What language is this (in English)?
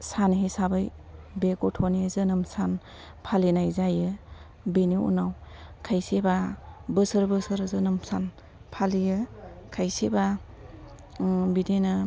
Bodo